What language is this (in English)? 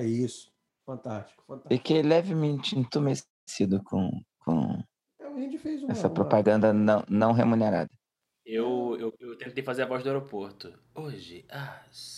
Portuguese